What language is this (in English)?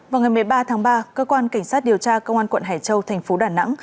Vietnamese